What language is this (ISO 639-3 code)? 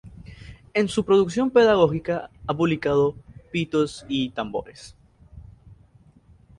spa